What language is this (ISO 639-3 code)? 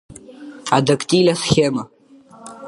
abk